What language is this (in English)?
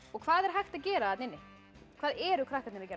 Icelandic